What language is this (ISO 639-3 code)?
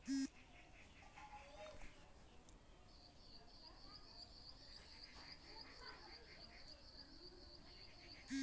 mag